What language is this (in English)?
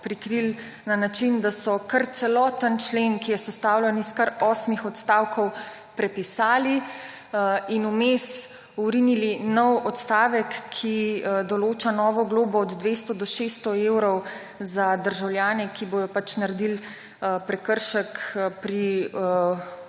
Slovenian